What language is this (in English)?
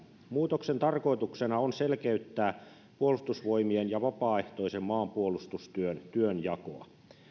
Finnish